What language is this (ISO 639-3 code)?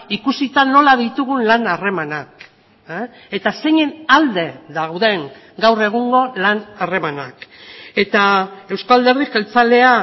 eus